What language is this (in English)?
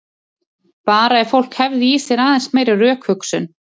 Icelandic